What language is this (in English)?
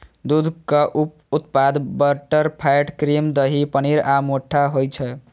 Maithili